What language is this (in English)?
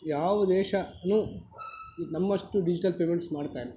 Kannada